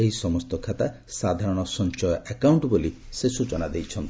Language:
Odia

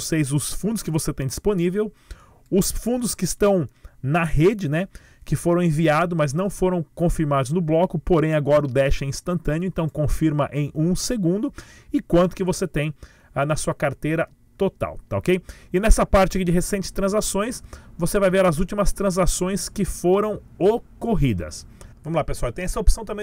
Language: Portuguese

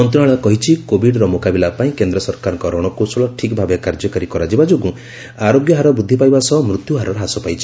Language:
Odia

